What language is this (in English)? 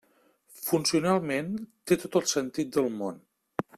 Catalan